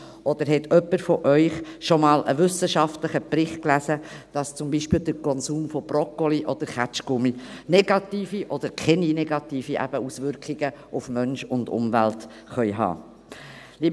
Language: Swiss German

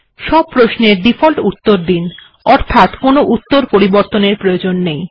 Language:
Bangla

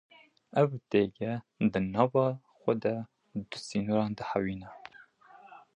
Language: Kurdish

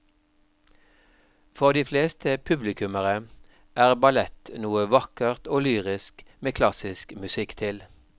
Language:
Norwegian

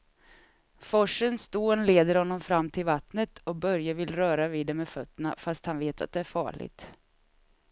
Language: Swedish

